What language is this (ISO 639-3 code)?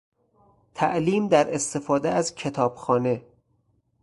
fas